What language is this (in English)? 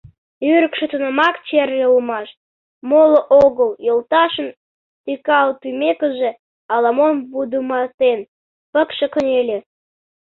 Mari